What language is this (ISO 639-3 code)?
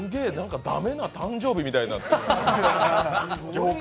jpn